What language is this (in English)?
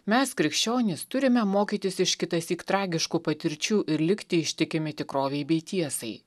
Lithuanian